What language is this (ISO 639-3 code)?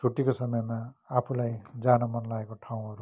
nep